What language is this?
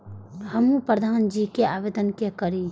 Maithili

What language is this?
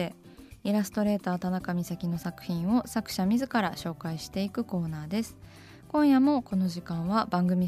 Japanese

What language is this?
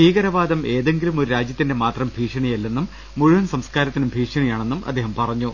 Malayalam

